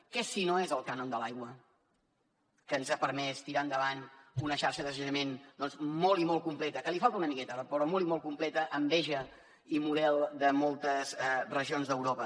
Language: Catalan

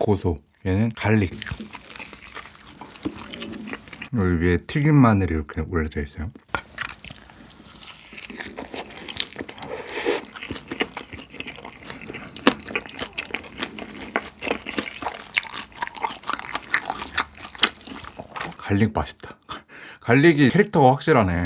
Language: Korean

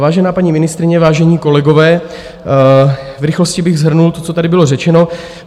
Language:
Czech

